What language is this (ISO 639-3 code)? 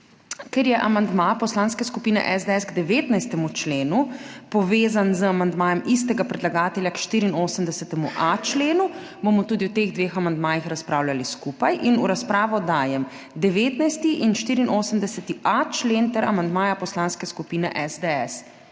slv